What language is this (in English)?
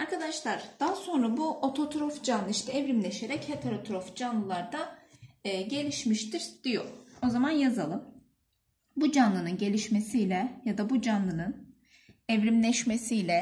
Turkish